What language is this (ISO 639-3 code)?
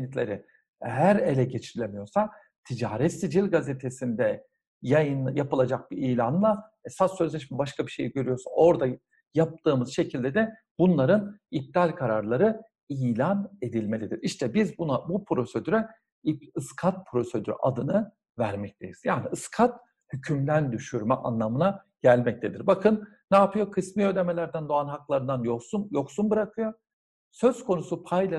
tur